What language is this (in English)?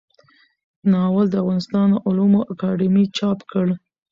Pashto